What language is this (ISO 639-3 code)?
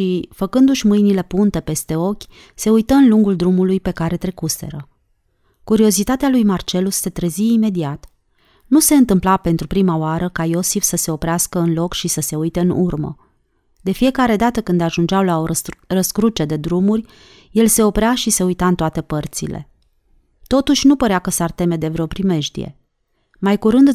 ron